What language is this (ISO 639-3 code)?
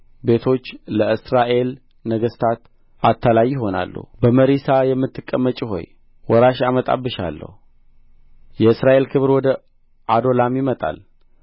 amh